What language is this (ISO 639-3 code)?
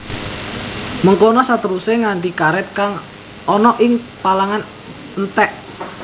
jav